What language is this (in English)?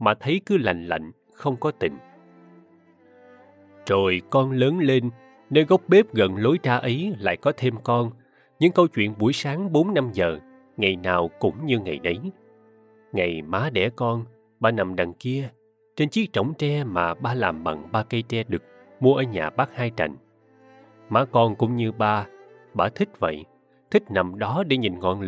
Vietnamese